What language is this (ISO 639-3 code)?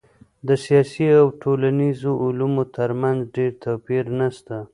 pus